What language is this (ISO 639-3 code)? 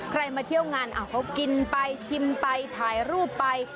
tha